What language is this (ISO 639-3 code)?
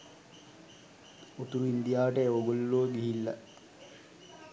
sin